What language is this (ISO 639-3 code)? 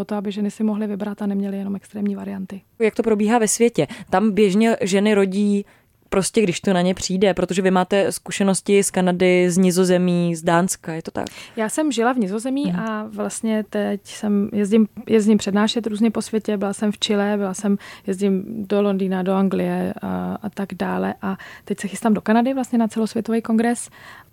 ces